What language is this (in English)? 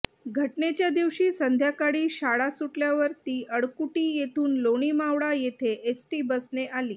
Marathi